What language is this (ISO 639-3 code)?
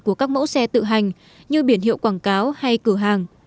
vie